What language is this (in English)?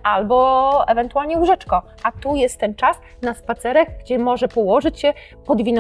Polish